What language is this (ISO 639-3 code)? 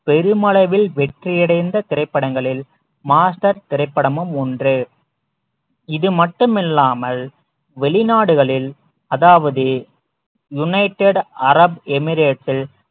tam